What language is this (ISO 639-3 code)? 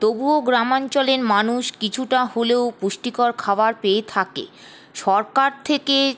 ben